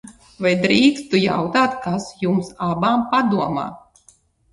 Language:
Latvian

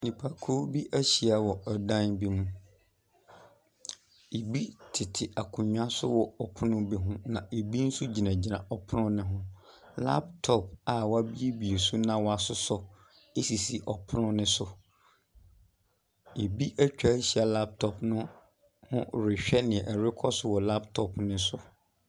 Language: Akan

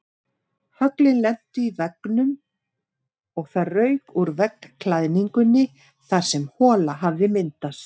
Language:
Icelandic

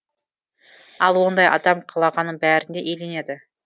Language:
Kazakh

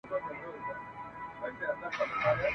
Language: Pashto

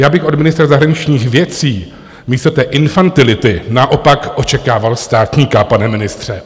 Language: Czech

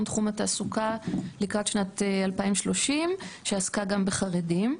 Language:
Hebrew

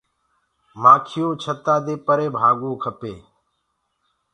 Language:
Gurgula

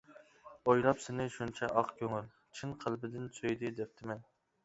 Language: Uyghur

